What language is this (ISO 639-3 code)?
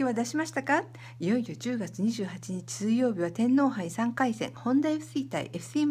jpn